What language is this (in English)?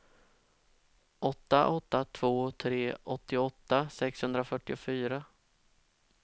Swedish